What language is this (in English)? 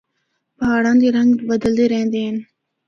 Northern Hindko